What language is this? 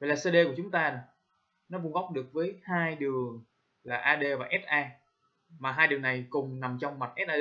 Vietnamese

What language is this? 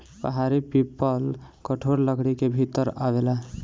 Bhojpuri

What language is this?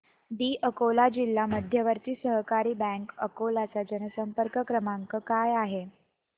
Marathi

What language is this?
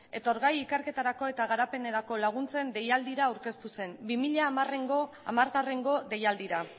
Basque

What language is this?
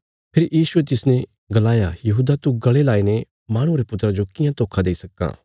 Bilaspuri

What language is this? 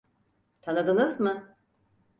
Turkish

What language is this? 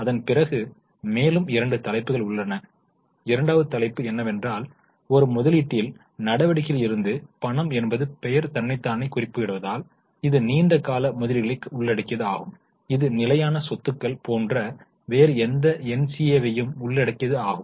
Tamil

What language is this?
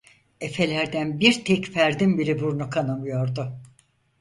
Turkish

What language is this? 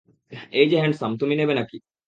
Bangla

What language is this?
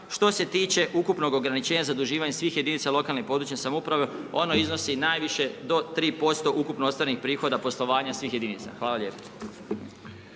Croatian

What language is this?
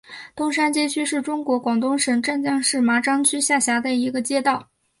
Chinese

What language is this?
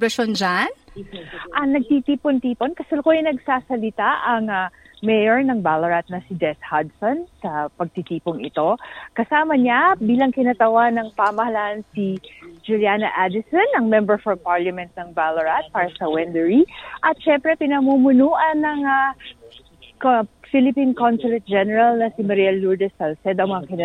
Filipino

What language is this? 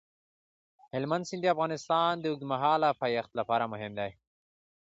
Pashto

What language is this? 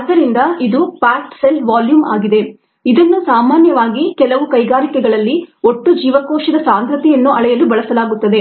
Kannada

